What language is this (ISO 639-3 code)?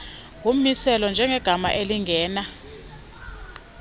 xho